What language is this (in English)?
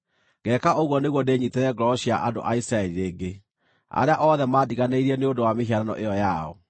Kikuyu